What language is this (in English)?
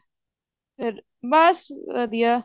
Punjabi